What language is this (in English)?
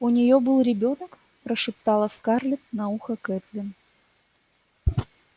Russian